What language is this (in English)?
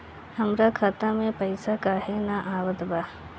Bhojpuri